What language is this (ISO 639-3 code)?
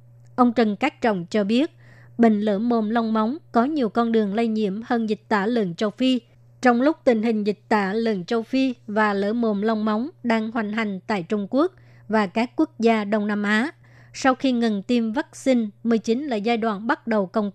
vie